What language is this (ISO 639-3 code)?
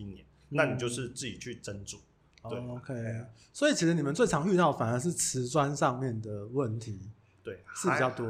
zho